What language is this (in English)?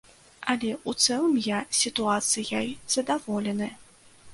Belarusian